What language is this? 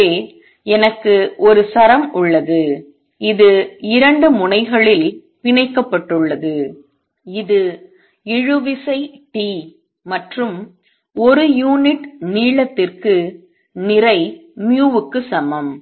Tamil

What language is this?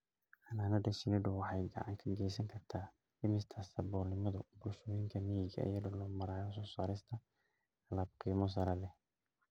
Somali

